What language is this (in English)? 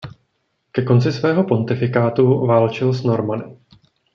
Czech